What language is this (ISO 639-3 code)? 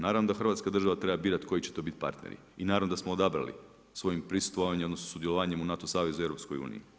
hrv